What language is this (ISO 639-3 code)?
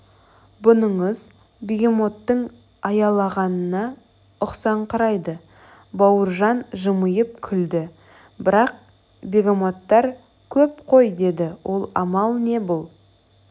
kaz